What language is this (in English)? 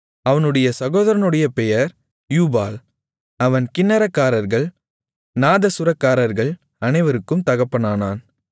Tamil